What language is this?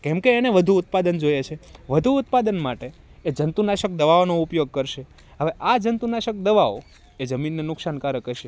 Gujarati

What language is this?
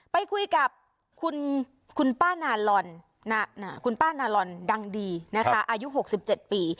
Thai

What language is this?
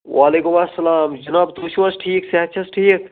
Kashmiri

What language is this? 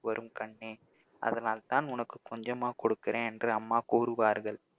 Tamil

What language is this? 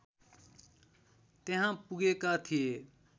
Nepali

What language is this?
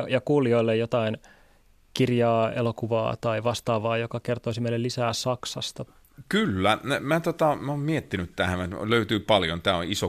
Finnish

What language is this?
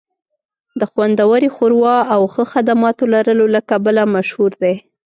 Pashto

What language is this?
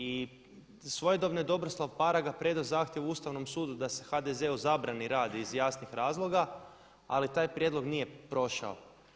Croatian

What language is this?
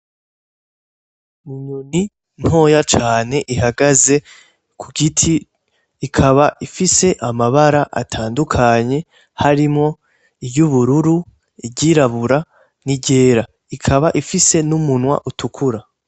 Rundi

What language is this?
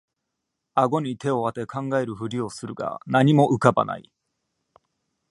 Japanese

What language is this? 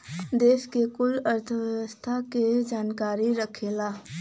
Bhojpuri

